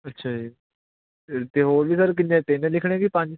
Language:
Punjabi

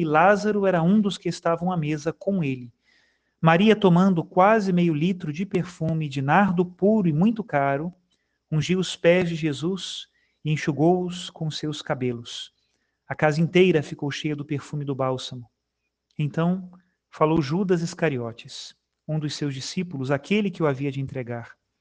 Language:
Portuguese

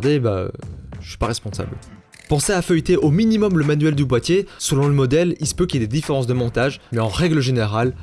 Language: French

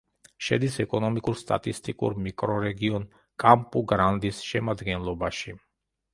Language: Georgian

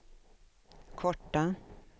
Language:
Swedish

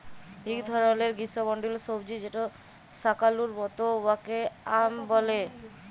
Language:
Bangla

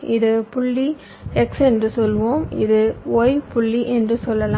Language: Tamil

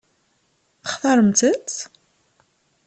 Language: Kabyle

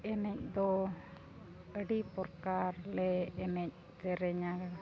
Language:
Santali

